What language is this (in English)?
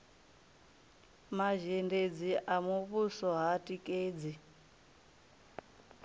Venda